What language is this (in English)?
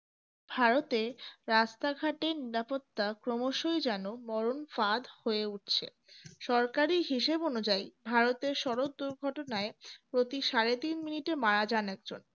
Bangla